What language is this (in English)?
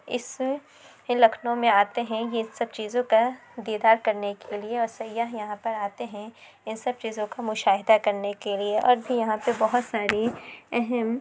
Urdu